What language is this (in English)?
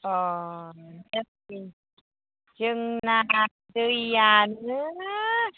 Bodo